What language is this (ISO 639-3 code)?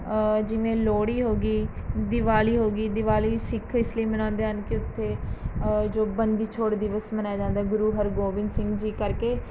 pan